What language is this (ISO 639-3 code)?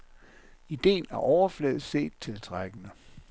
dan